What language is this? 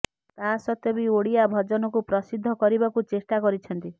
Odia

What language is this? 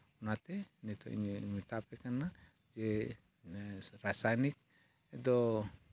Santali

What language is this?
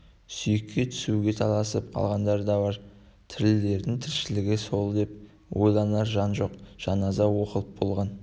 Kazakh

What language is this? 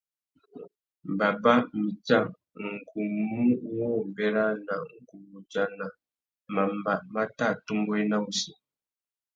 Tuki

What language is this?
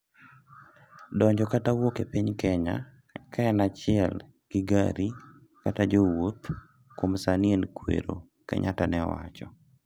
Luo (Kenya and Tanzania)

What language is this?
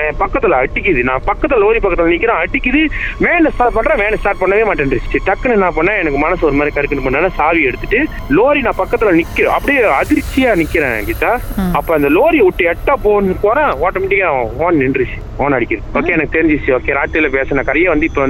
Tamil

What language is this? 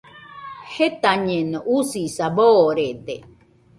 Nüpode Huitoto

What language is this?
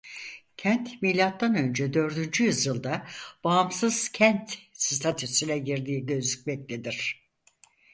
Turkish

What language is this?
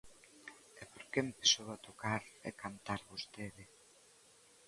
Galician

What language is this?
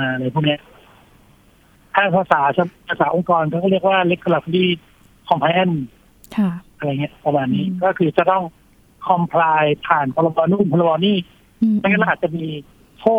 Thai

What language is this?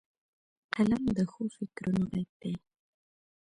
Pashto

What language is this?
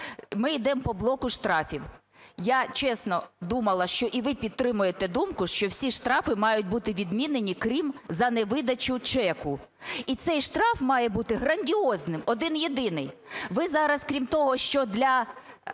Ukrainian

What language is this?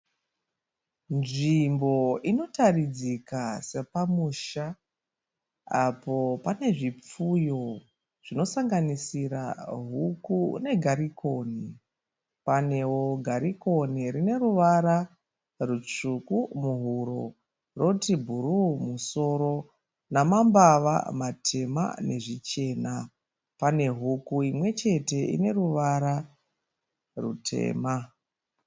Shona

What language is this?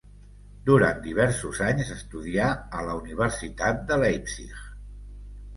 Catalan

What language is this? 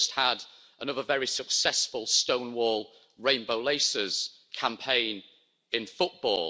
English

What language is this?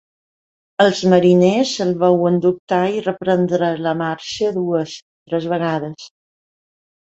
Catalan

